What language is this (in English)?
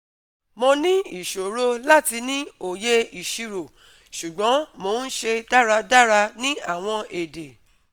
Yoruba